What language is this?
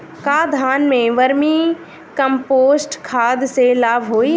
Bhojpuri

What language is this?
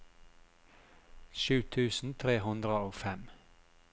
Norwegian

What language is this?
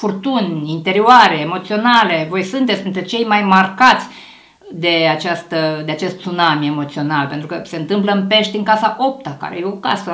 Romanian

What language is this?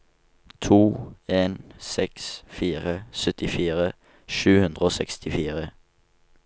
Norwegian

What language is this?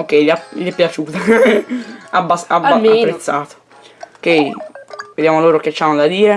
Italian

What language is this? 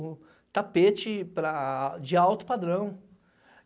Portuguese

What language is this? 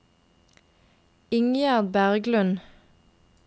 Norwegian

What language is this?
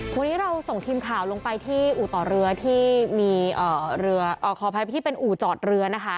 Thai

